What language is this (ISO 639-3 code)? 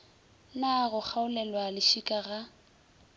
nso